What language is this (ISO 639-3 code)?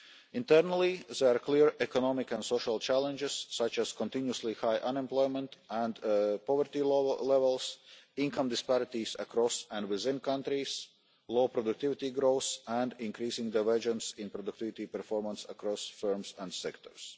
eng